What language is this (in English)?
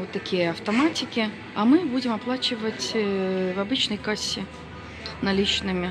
Russian